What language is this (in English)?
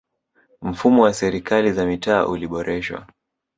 Swahili